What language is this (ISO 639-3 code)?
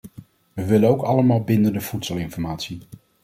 nld